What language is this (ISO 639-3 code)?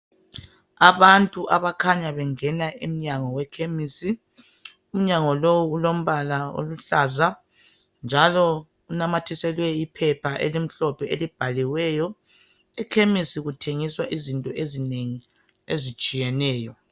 nde